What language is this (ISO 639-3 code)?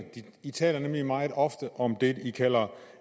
dan